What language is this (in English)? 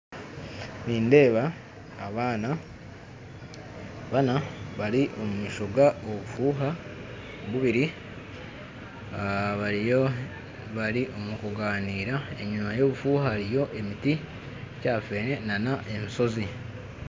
Nyankole